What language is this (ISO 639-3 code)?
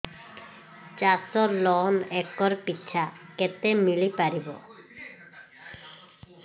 ori